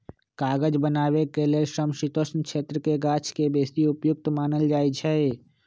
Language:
Magahi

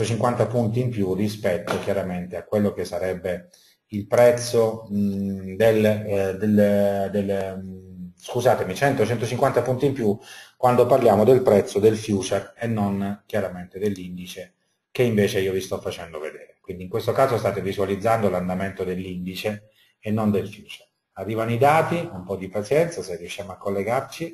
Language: Italian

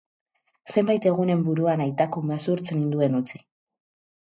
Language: Basque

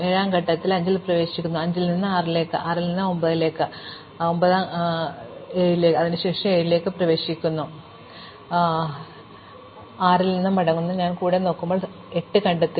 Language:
Malayalam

